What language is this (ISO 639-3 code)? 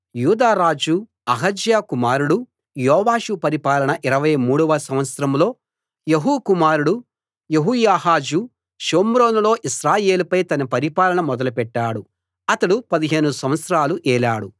tel